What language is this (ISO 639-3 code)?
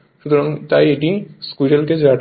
ben